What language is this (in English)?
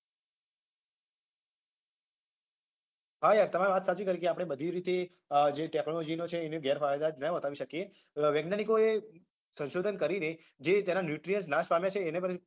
Gujarati